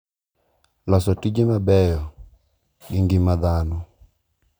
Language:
Luo (Kenya and Tanzania)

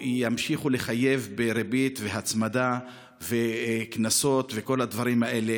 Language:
Hebrew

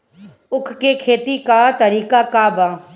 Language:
Bhojpuri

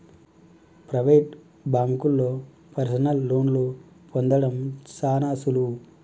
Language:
Telugu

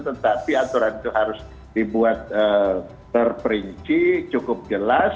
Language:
Indonesian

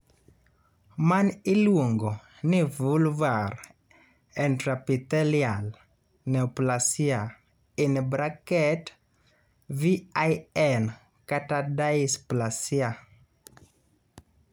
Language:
Luo (Kenya and Tanzania)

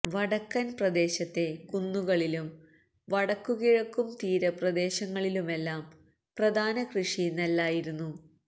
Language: Malayalam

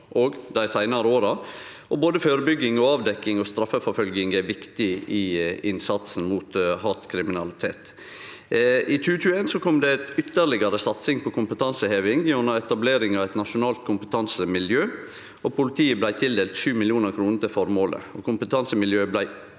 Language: Norwegian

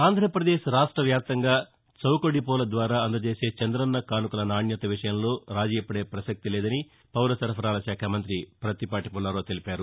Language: Telugu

